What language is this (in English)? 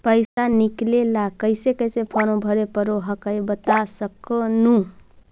Magahi